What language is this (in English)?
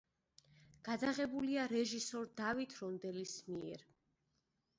Georgian